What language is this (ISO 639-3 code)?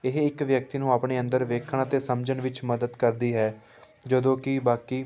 pan